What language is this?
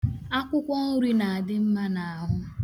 Igbo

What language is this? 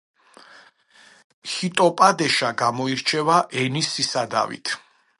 Georgian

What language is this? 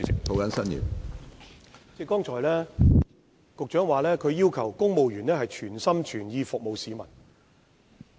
Cantonese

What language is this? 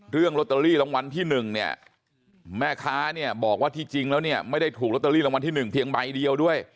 Thai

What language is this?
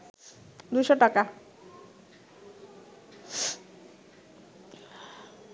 Bangla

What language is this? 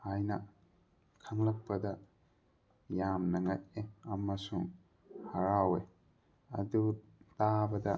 Manipuri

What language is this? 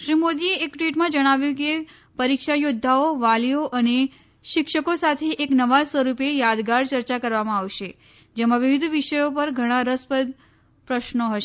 Gujarati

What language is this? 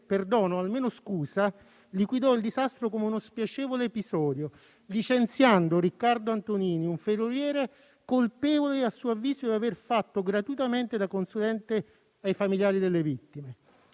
Italian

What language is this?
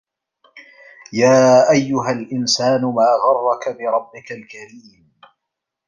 Arabic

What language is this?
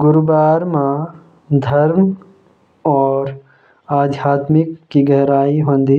Jaunsari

